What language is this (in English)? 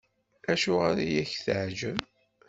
Kabyle